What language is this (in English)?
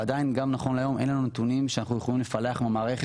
Hebrew